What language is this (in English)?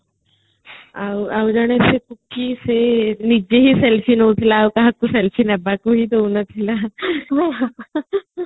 Odia